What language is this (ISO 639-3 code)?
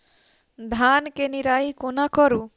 mai